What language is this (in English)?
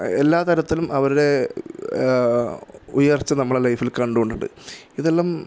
Malayalam